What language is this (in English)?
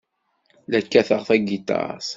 Kabyle